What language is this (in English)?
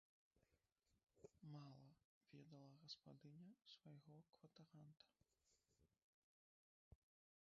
Belarusian